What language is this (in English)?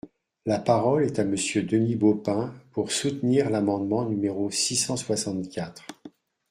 French